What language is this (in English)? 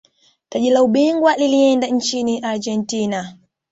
Swahili